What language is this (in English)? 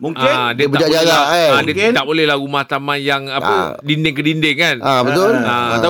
Malay